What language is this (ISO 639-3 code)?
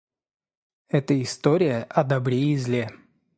rus